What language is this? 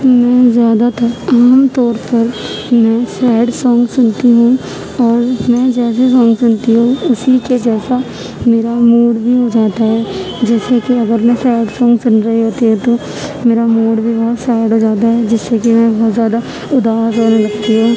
Urdu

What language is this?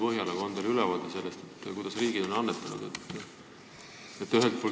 Estonian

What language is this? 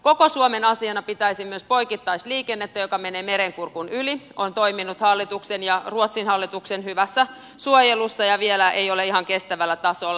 Finnish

